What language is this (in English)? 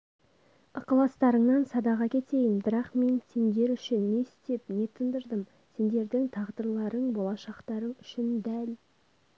Kazakh